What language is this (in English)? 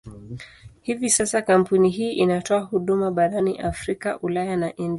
Swahili